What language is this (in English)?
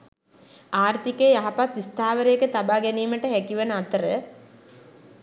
Sinhala